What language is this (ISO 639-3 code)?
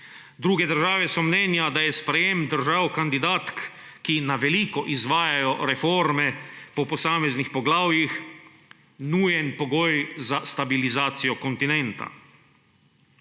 slv